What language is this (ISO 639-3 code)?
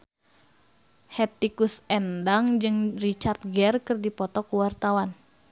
sun